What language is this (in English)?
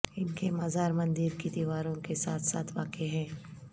Urdu